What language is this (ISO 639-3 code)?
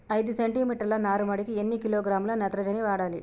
tel